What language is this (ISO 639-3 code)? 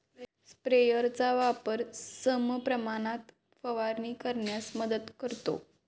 mar